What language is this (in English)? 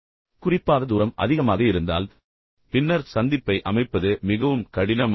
Tamil